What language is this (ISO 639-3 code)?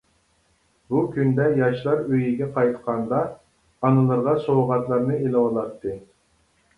uig